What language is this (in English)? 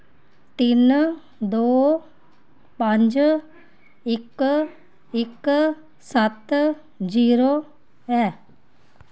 Dogri